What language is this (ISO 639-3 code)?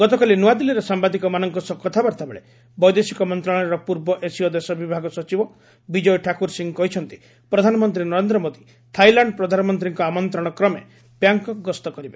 ori